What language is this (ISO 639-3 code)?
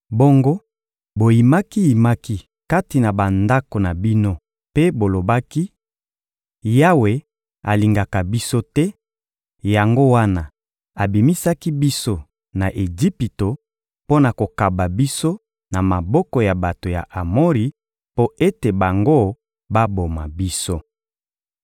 lin